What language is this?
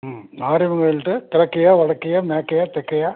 Tamil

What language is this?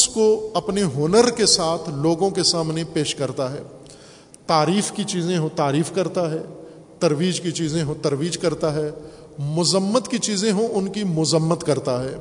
Urdu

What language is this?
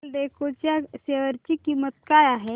Marathi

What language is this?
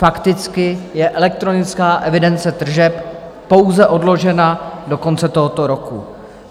Czech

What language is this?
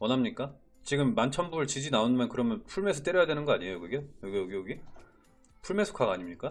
Korean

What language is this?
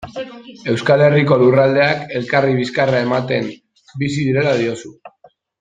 Basque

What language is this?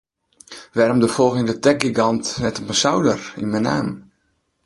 Western Frisian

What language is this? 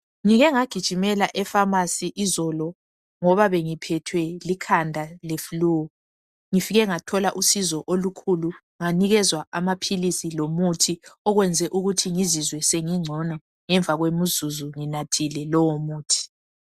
North Ndebele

